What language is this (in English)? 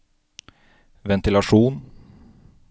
Norwegian